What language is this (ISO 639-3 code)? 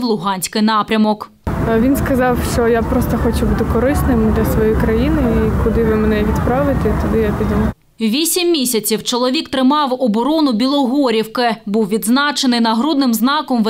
ukr